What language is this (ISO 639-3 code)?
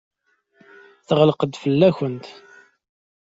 kab